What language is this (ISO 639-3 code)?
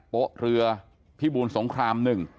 tha